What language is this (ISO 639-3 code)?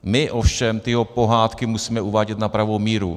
ces